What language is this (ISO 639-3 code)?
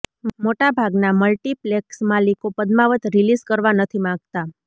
guj